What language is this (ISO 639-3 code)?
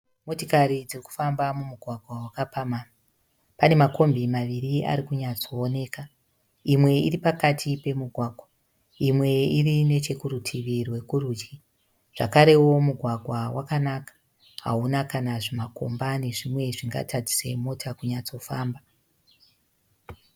sna